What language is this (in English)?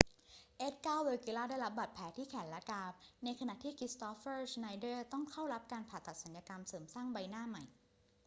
Thai